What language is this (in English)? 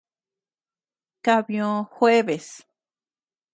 Tepeuxila Cuicatec